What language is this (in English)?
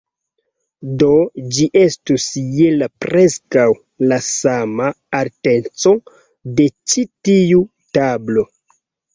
Esperanto